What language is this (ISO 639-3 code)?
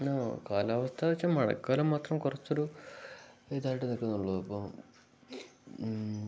mal